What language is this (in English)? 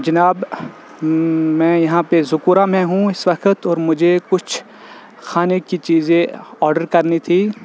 Urdu